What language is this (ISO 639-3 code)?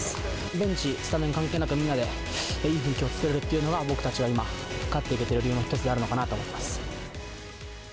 jpn